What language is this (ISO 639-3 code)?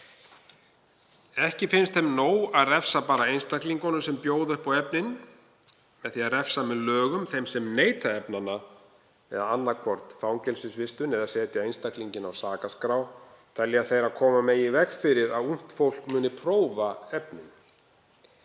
isl